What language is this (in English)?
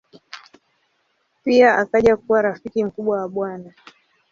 Swahili